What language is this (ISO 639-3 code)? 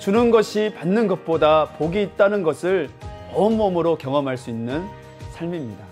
kor